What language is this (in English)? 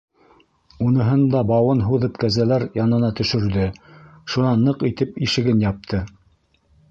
Bashkir